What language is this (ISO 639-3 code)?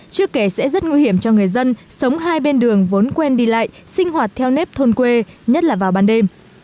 vie